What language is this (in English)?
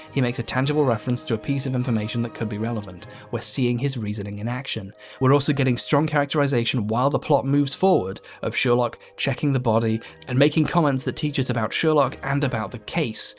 English